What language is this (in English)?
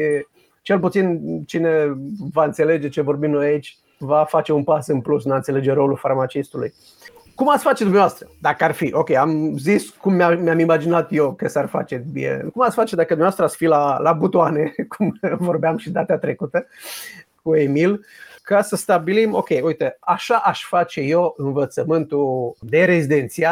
Romanian